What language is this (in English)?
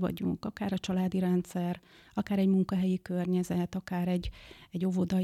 Hungarian